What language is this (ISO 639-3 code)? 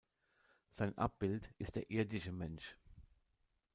deu